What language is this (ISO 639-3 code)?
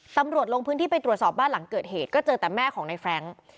tha